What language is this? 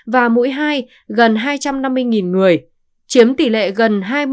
Vietnamese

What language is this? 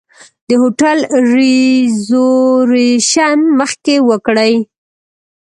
Pashto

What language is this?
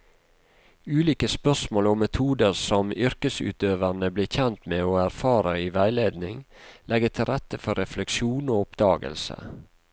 Norwegian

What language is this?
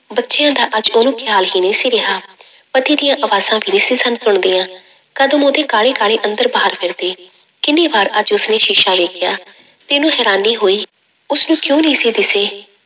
Punjabi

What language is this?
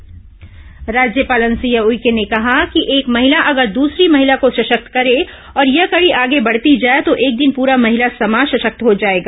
Hindi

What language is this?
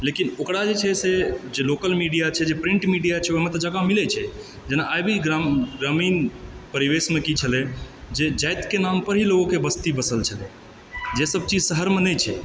Maithili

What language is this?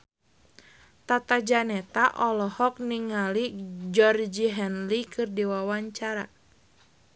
Sundanese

